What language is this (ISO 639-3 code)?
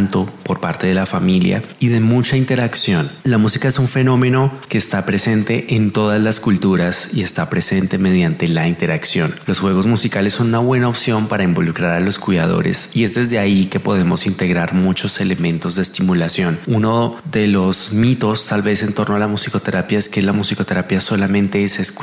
spa